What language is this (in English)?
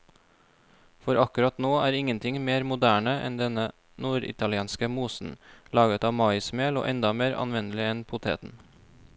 Norwegian